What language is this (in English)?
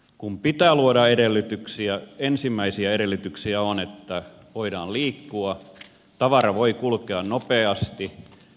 Finnish